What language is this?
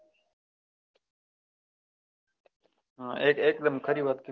Gujarati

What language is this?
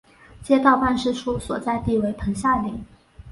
Chinese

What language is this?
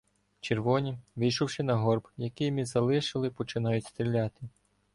Ukrainian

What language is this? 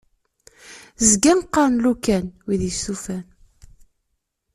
Kabyle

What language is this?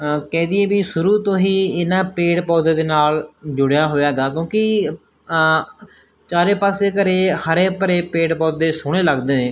Punjabi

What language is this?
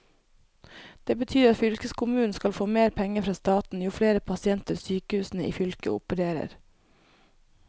Norwegian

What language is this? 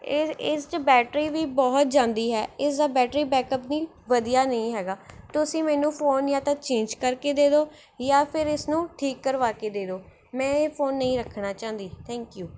Punjabi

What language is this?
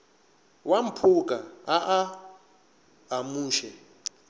Northern Sotho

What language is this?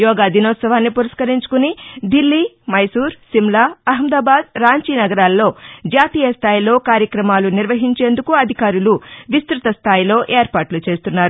Telugu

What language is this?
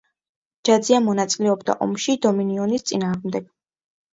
Georgian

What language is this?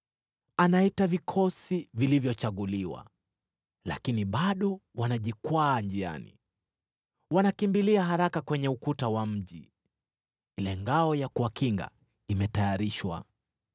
Swahili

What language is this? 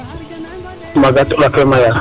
Serer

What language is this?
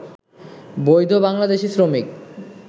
Bangla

